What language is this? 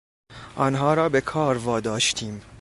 Persian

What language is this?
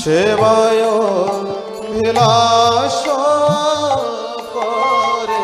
Romanian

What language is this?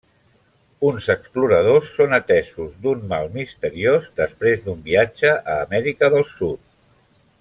Catalan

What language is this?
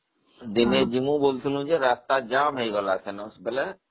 Odia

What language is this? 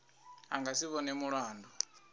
Venda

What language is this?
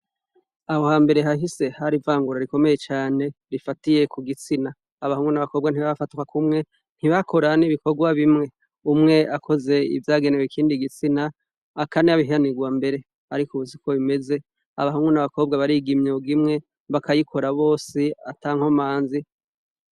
Rundi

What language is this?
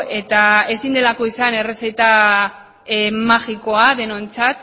Basque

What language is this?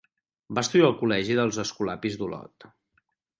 Catalan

